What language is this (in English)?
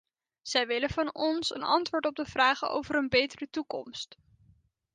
Dutch